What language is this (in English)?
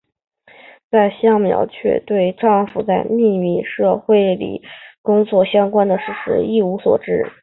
Chinese